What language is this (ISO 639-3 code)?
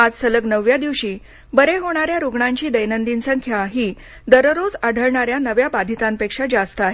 mar